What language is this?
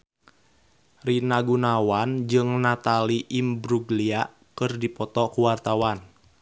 Sundanese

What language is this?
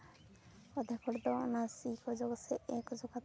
Santali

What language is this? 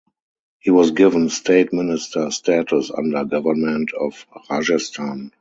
English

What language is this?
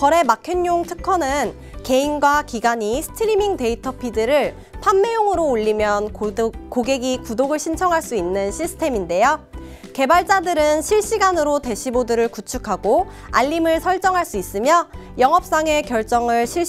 Korean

